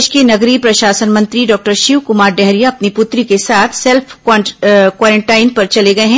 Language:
Hindi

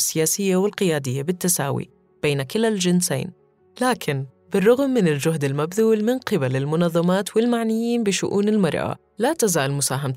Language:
Arabic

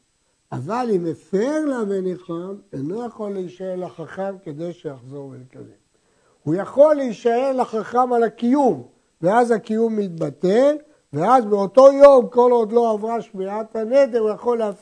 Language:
Hebrew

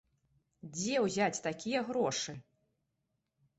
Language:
Belarusian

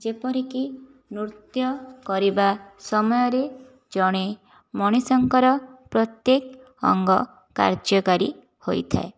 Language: Odia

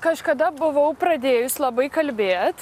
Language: Lithuanian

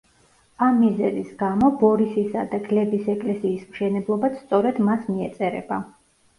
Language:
Georgian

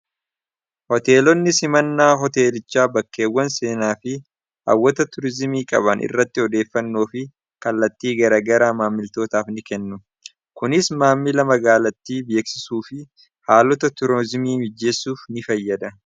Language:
Oromo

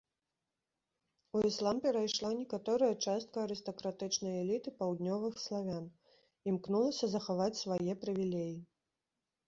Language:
Belarusian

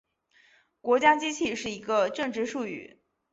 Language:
Chinese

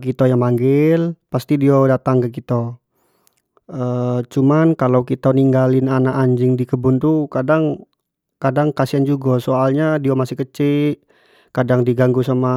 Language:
Jambi Malay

